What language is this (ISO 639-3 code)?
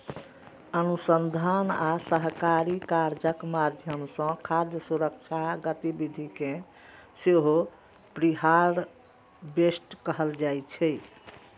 mai